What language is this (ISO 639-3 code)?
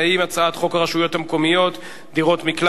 heb